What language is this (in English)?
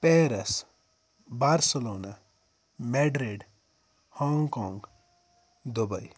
Kashmiri